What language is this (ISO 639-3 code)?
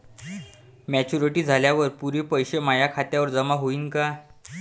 mar